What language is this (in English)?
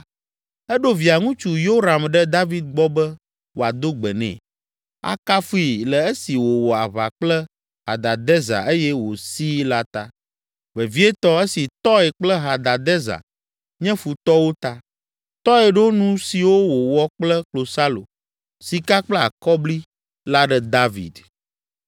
Ewe